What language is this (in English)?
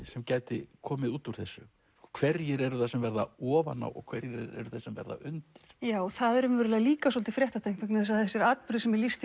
Icelandic